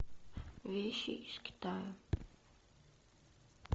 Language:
Russian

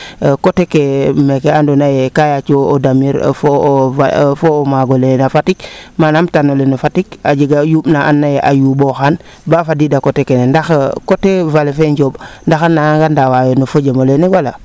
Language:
Serer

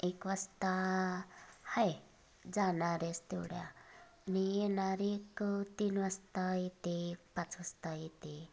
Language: Marathi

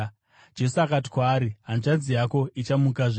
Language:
Shona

